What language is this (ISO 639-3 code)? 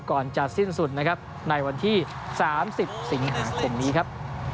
tha